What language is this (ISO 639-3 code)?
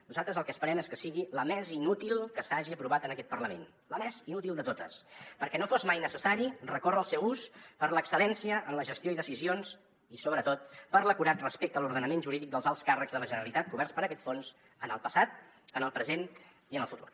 cat